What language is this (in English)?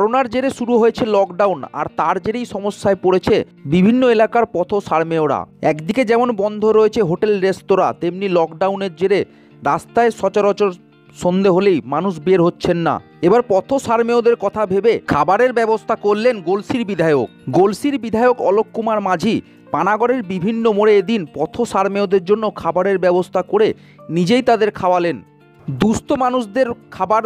Romanian